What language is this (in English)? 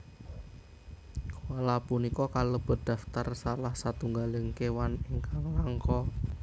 Javanese